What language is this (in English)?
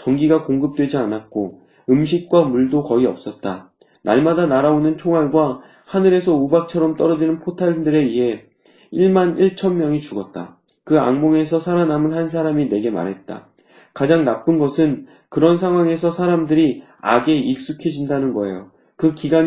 Korean